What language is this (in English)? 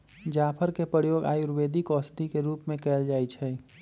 Magahi